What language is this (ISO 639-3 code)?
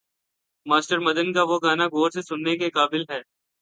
urd